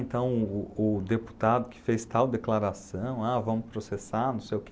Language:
Portuguese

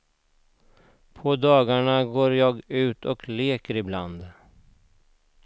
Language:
Swedish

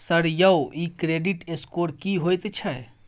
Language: Maithili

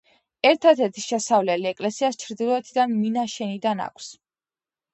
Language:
Georgian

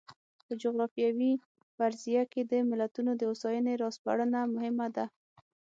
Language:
Pashto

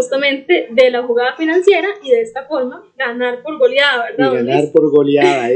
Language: Spanish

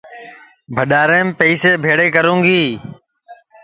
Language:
Sansi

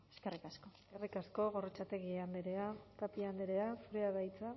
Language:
Basque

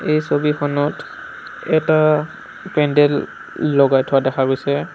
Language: Assamese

